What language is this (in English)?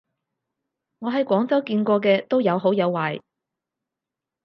Cantonese